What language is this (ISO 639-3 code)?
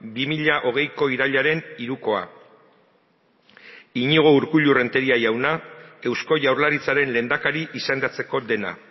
eus